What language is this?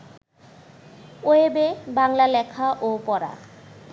Bangla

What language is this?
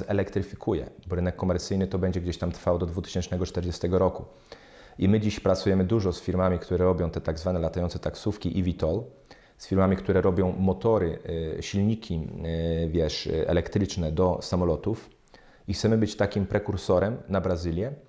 Polish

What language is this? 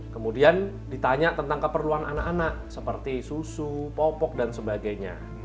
Indonesian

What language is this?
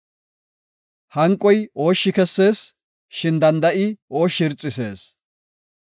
Gofa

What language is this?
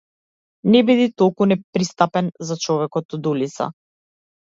Macedonian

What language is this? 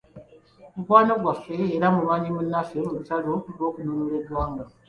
Ganda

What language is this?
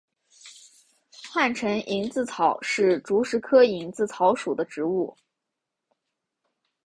Chinese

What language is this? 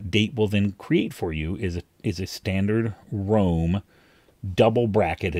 English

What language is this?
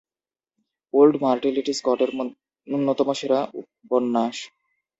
Bangla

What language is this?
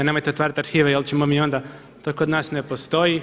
Croatian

